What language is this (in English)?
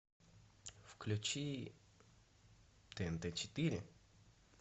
Russian